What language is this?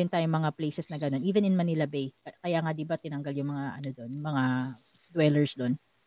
Filipino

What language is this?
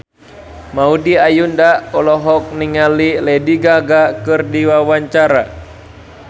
Sundanese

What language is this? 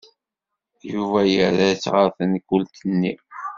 Kabyle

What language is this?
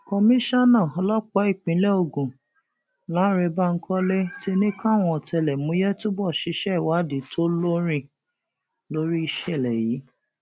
Yoruba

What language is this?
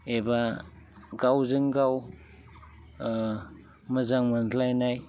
Bodo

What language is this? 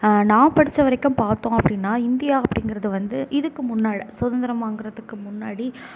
Tamil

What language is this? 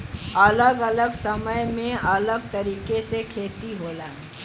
Bhojpuri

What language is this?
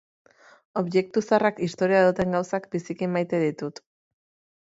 Basque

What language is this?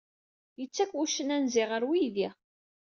Kabyle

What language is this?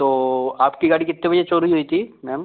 Hindi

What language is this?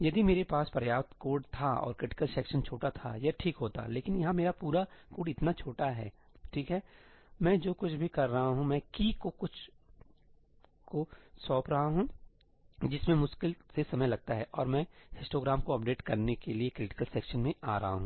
Hindi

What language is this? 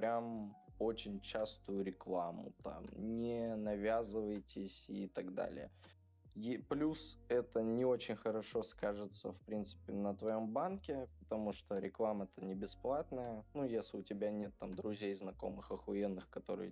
Russian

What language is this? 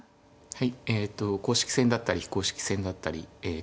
Japanese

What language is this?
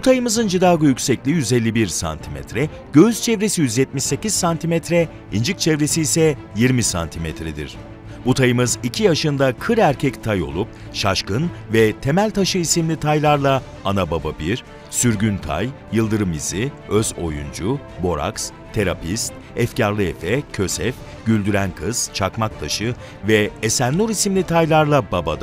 Turkish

